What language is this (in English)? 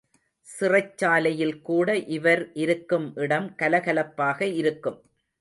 Tamil